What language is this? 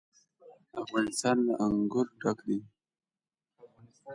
Pashto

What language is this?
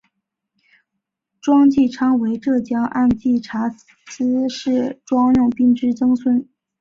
Chinese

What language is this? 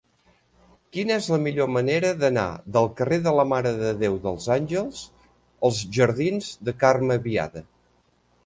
Catalan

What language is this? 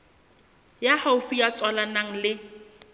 Southern Sotho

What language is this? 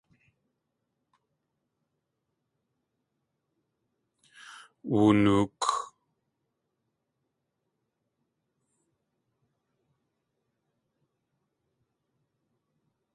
Tlingit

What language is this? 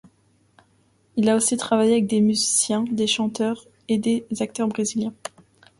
French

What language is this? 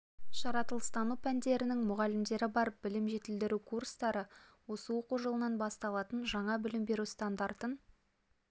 Kazakh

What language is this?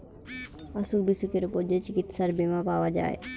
Bangla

